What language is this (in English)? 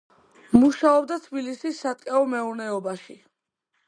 Georgian